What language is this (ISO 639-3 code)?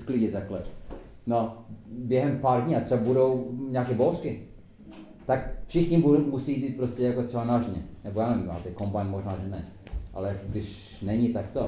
ces